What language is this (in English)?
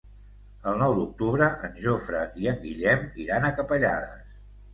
Catalan